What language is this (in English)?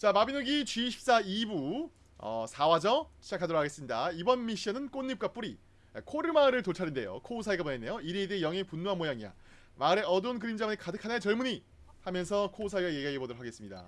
Korean